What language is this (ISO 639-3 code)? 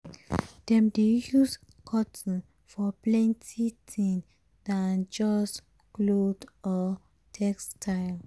pcm